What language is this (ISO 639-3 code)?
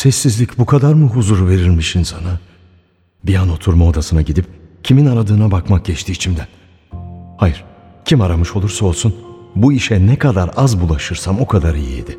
tur